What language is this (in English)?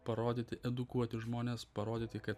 Lithuanian